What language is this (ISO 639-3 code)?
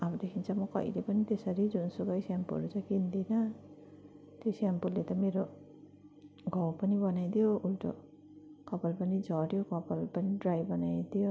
nep